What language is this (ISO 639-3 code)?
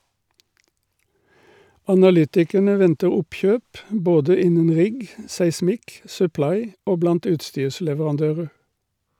nor